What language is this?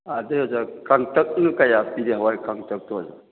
Manipuri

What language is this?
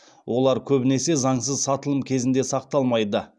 Kazakh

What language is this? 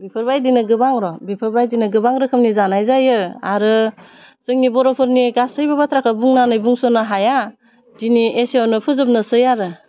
Bodo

